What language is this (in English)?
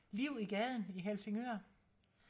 Danish